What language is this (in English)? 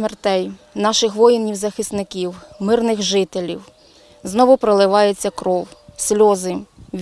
Ukrainian